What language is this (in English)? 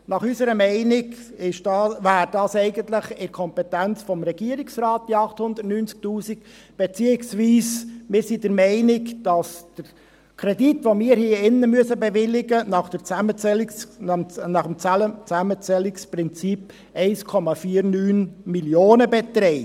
Swiss German